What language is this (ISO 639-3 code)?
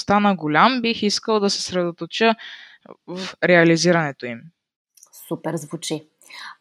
bul